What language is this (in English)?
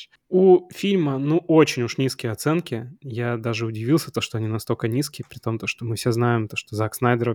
Russian